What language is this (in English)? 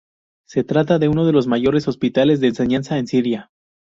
Spanish